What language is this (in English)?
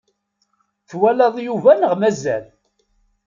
Kabyle